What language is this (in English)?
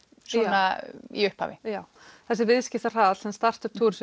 Icelandic